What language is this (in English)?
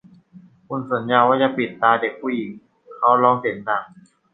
Thai